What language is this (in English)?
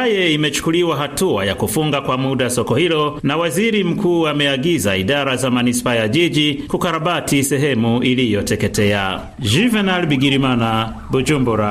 Swahili